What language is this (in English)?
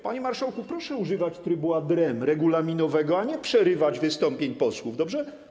Polish